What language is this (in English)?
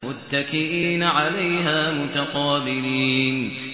Arabic